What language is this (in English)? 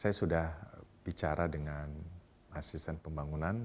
Indonesian